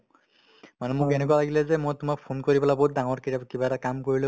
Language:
Assamese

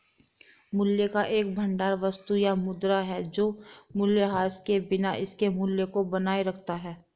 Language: Hindi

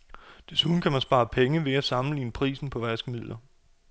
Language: Danish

